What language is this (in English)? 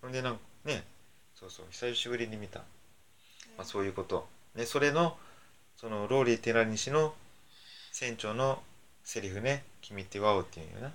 Japanese